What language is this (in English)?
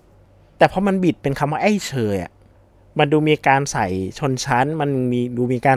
Thai